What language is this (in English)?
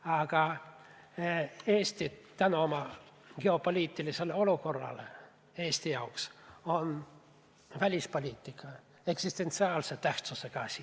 Estonian